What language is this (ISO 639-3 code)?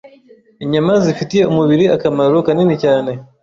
kin